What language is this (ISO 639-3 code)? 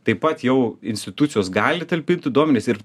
lit